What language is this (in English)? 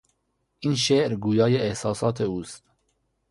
Persian